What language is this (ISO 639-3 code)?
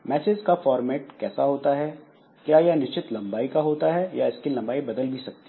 hin